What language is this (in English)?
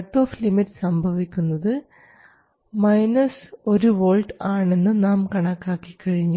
Malayalam